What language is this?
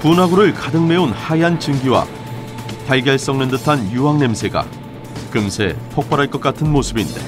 Korean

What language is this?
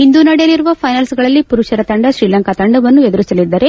Kannada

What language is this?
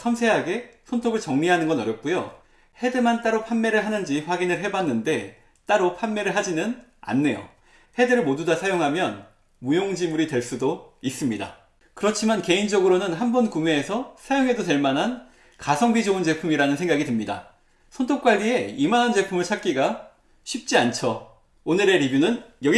Korean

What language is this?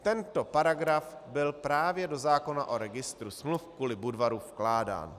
Czech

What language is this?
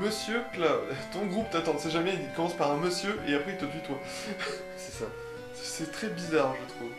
French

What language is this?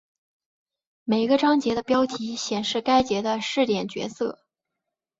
Chinese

